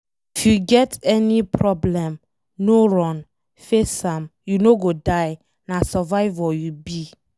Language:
Nigerian Pidgin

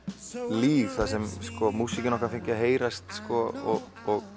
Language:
Icelandic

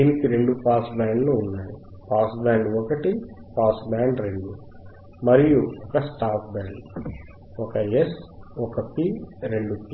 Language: Telugu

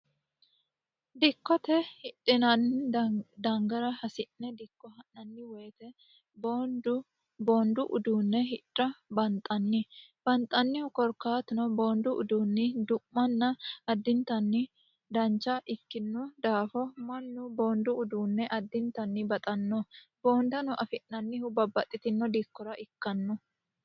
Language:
Sidamo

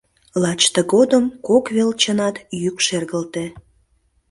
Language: Mari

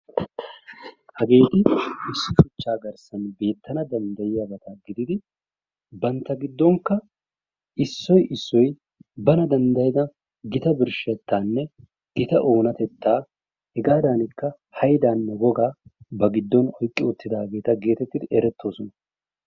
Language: Wolaytta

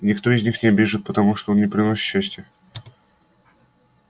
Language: Russian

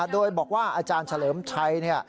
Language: Thai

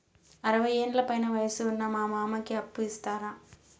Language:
Telugu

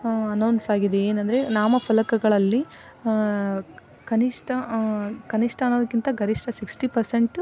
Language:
Kannada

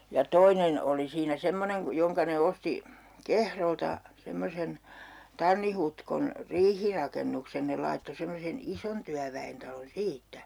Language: Finnish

